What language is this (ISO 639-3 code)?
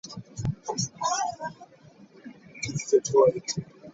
lug